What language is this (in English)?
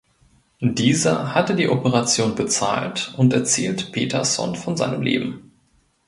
German